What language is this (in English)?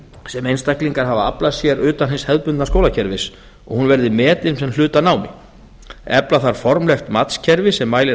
Icelandic